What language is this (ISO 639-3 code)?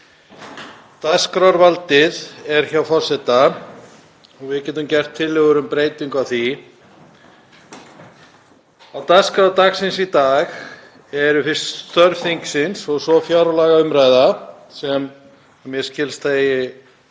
isl